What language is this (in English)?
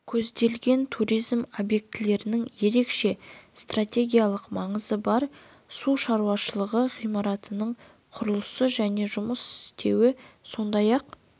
Kazakh